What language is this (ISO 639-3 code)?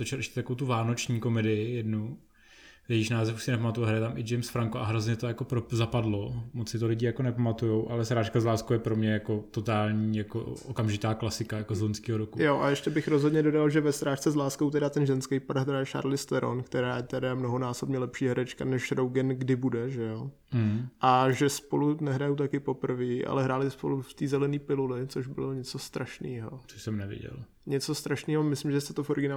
ces